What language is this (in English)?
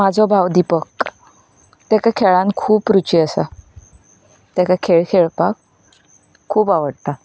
Konkani